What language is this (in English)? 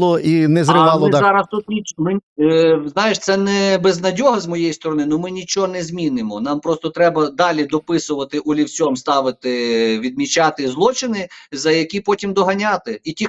Ukrainian